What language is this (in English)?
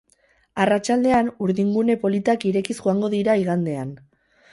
Basque